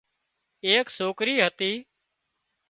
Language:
Wadiyara Koli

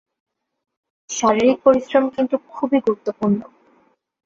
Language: Bangla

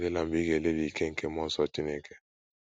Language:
Igbo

